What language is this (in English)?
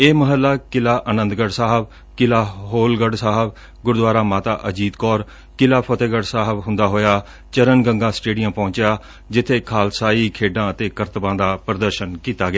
Punjabi